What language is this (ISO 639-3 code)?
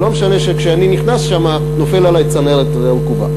heb